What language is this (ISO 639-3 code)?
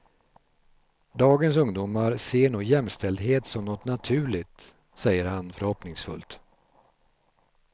swe